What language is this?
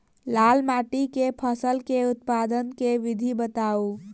Maithili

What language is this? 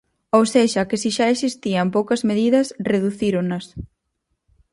Galician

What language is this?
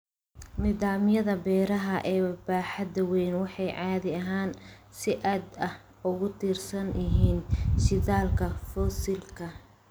Somali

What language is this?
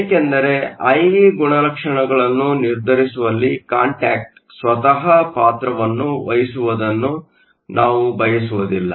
Kannada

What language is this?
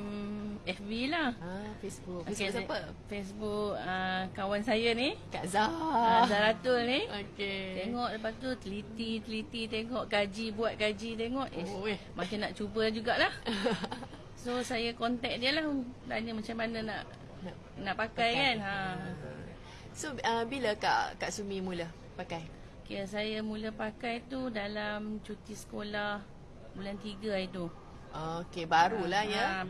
Malay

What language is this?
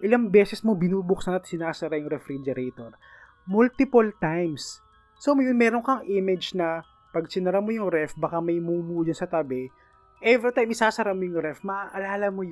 Filipino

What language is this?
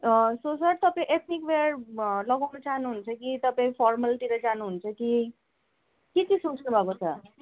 Nepali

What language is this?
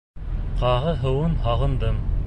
Bashkir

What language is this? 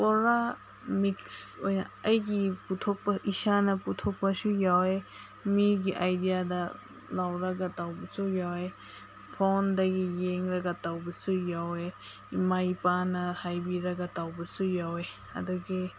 Manipuri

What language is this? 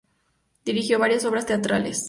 Spanish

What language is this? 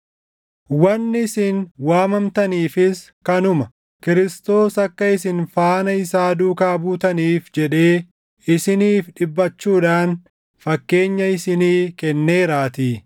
Oromo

